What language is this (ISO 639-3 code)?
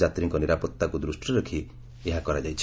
ori